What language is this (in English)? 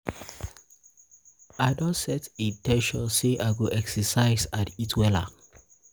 Nigerian Pidgin